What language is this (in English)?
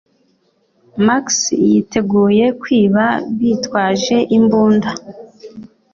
Kinyarwanda